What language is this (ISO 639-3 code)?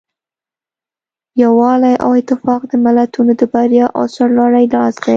pus